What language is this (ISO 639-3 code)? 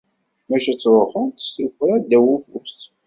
kab